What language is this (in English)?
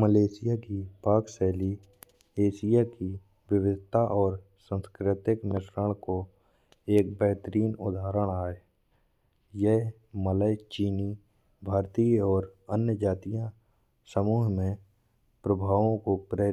Bundeli